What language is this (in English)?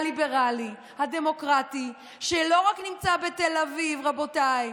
Hebrew